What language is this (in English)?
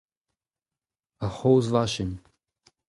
Breton